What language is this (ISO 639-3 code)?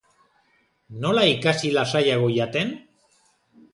eus